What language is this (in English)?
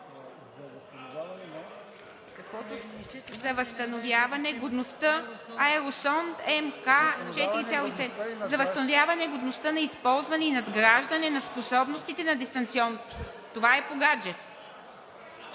Bulgarian